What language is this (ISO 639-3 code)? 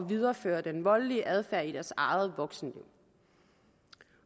dan